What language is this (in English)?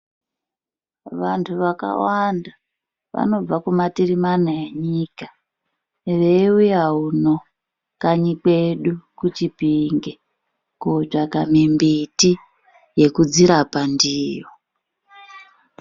Ndau